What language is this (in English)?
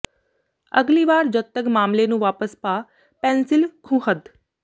Punjabi